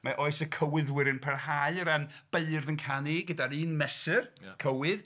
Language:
Welsh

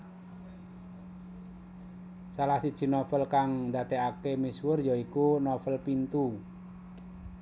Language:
Javanese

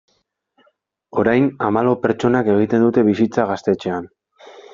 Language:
Basque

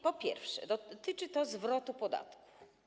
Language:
Polish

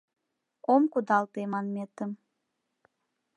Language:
Mari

